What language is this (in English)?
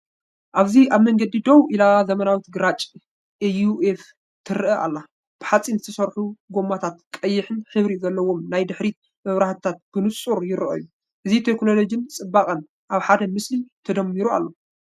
Tigrinya